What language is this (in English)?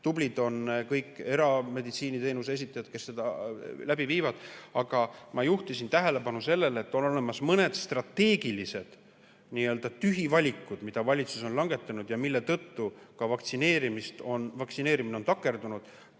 Estonian